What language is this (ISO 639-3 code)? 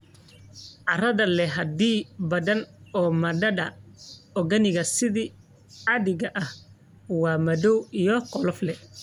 som